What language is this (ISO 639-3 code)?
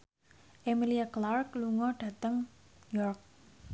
jav